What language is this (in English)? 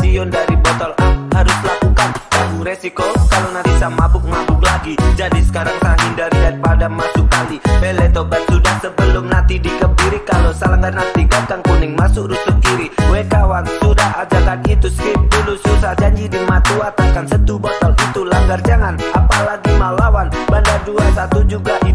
Indonesian